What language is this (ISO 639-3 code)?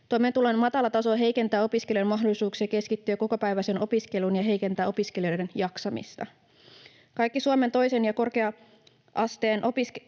fin